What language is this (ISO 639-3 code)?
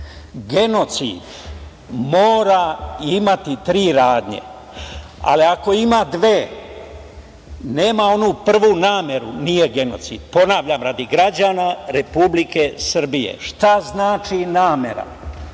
srp